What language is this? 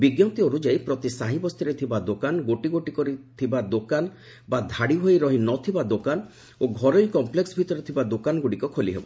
Odia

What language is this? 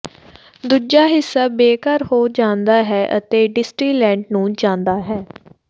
Punjabi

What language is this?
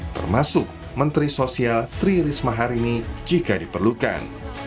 Indonesian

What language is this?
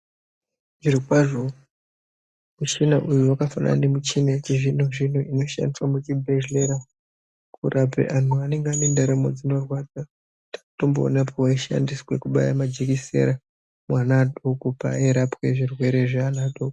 Ndau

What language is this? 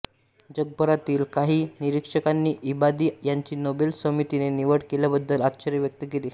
Marathi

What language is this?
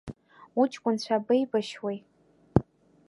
Abkhazian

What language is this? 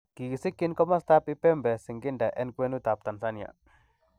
Kalenjin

